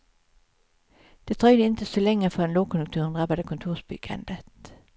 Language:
Swedish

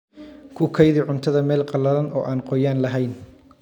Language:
Somali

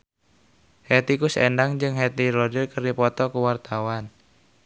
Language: Sundanese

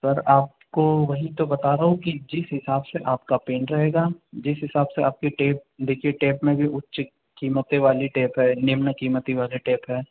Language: Hindi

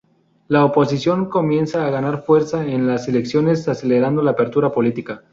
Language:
Spanish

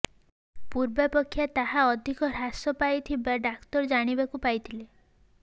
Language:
Odia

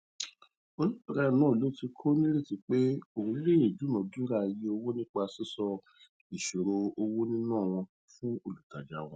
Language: Yoruba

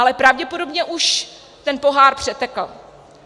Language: Czech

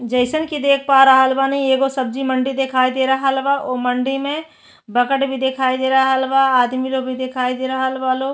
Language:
Bhojpuri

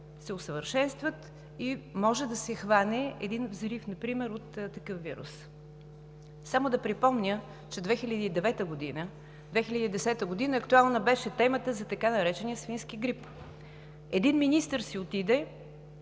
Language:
Bulgarian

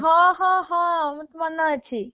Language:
Odia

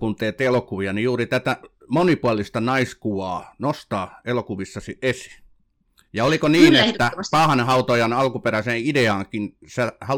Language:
Finnish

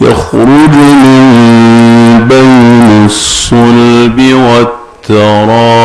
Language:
Arabic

